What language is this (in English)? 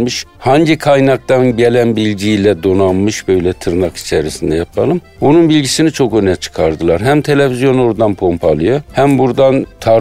Turkish